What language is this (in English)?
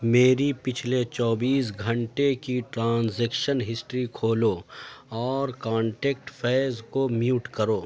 Urdu